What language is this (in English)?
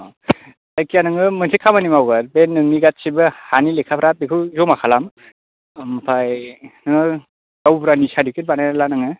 Bodo